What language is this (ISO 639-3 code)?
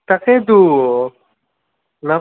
asm